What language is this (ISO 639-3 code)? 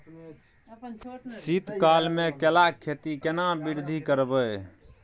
mai